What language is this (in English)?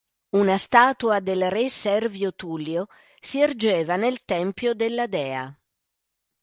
Italian